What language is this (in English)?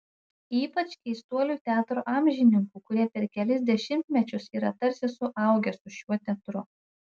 Lithuanian